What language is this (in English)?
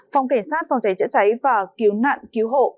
Vietnamese